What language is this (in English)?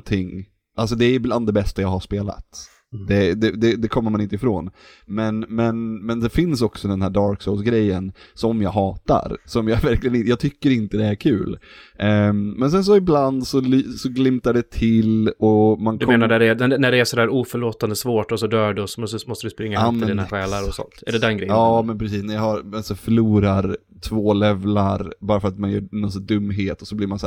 Swedish